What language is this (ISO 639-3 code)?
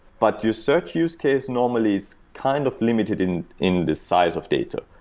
eng